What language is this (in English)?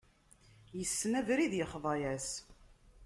Kabyle